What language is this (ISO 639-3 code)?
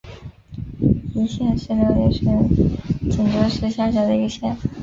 zho